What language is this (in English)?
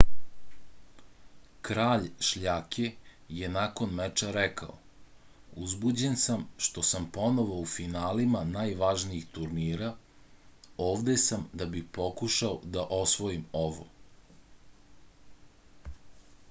Serbian